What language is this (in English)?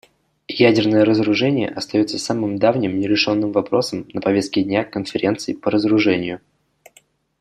Russian